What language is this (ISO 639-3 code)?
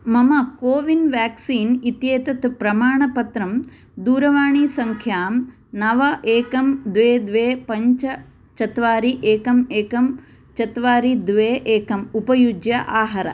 san